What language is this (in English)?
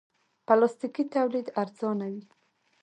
Pashto